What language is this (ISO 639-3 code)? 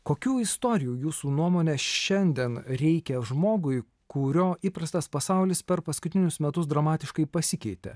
lit